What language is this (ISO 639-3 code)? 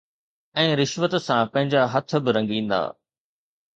snd